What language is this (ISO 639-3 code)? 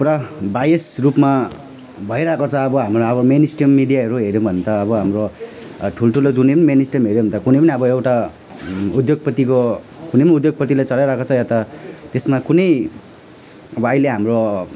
nep